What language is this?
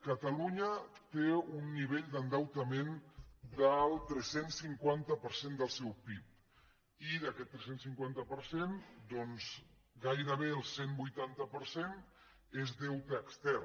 Catalan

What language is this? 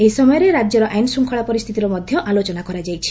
Odia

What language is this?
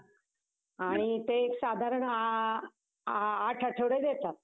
Marathi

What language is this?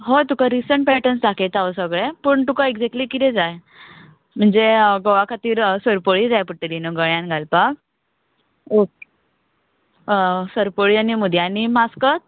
Konkani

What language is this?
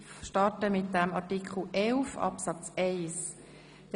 Swiss German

